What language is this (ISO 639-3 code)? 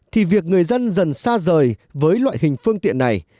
vie